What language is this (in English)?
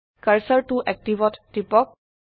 Assamese